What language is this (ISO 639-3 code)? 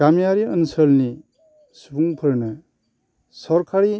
brx